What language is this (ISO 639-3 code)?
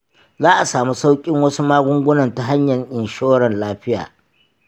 hau